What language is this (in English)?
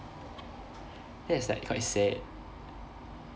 English